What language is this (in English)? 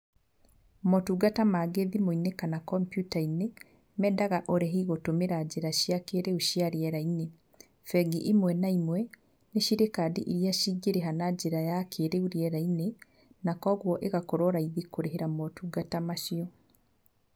Kikuyu